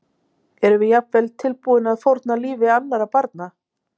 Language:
Icelandic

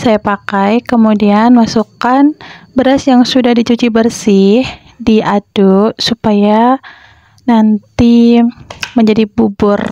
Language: Indonesian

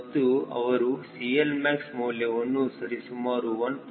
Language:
Kannada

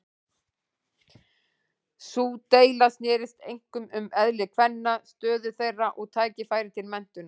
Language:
Icelandic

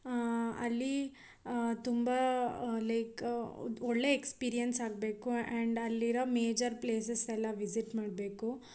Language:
Kannada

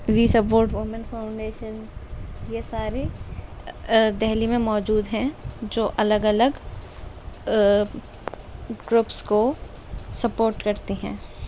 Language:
Urdu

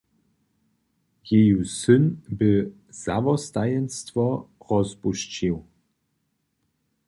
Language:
Upper Sorbian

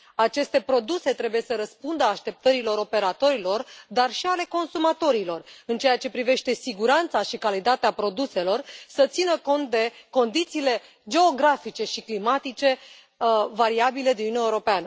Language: Romanian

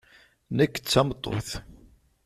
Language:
Kabyle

